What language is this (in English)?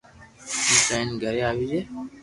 Loarki